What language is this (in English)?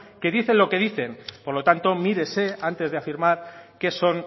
Spanish